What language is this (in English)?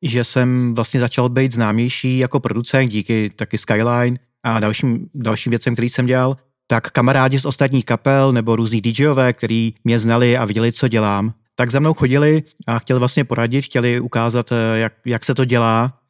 Czech